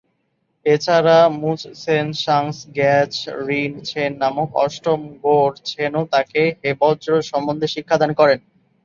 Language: Bangla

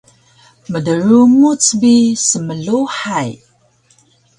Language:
Taroko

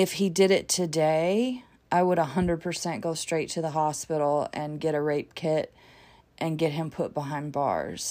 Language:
English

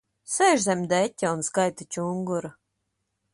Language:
Latvian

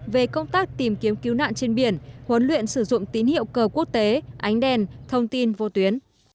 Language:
Vietnamese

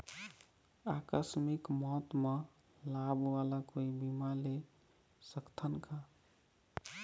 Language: Chhattisgarhi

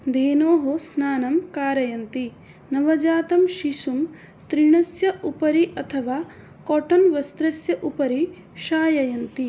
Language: Sanskrit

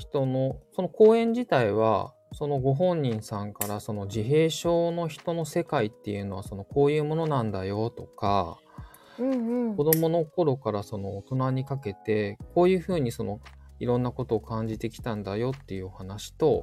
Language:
Japanese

